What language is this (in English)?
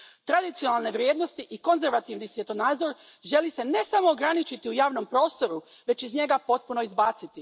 Croatian